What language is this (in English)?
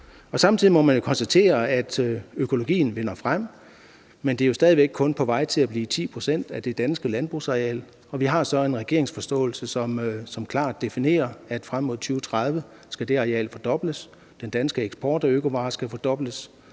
Danish